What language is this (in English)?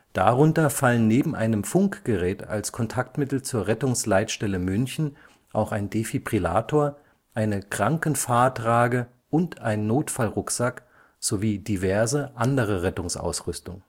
German